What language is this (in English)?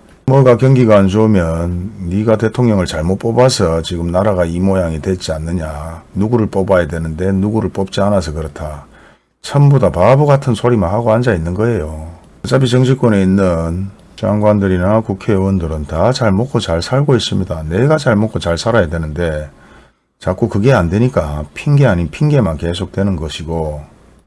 Korean